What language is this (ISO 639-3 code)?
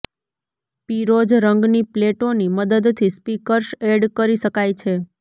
guj